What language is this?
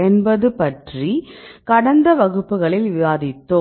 Tamil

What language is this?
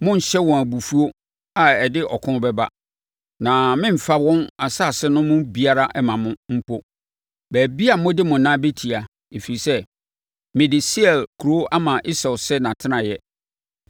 Akan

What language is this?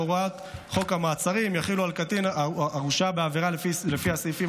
Hebrew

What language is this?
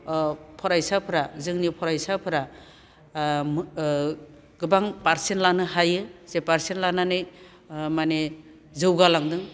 Bodo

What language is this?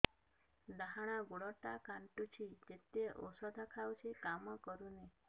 Odia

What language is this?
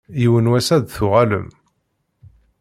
Kabyle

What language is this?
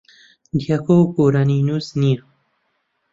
Central Kurdish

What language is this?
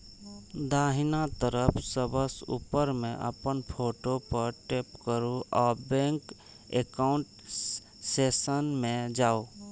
Maithili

